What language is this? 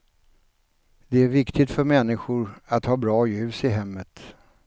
Swedish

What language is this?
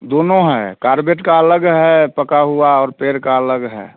Hindi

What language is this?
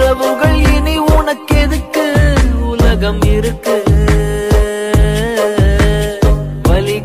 Indonesian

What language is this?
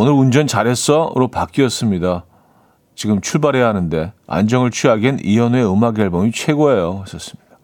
Korean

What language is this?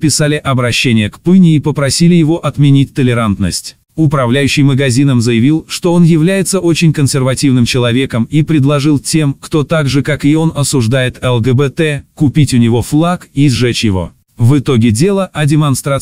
Russian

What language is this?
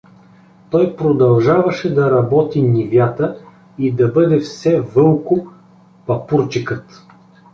Bulgarian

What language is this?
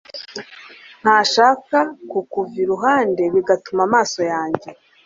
Kinyarwanda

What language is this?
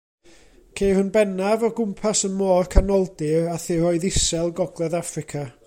Welsh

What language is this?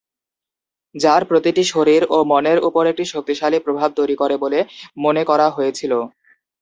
Bangla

